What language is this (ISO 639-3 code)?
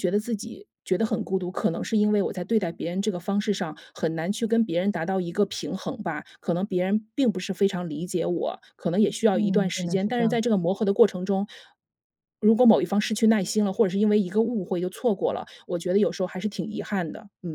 zho